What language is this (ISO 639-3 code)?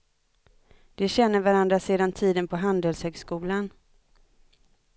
swe